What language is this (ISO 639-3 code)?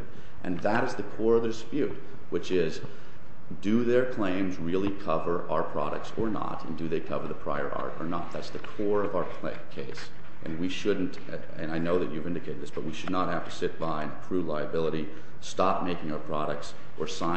eng